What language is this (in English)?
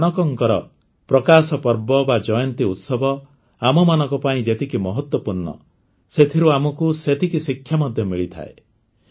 Odia